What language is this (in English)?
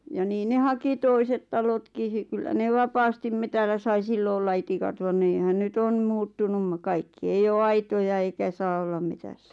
Finnish